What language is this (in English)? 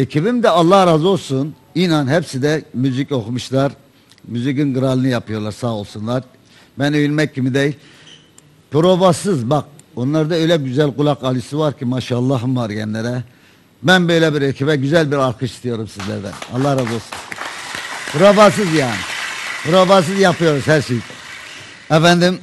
Turkish